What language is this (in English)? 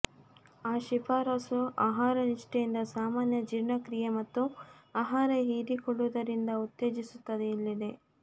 Kannada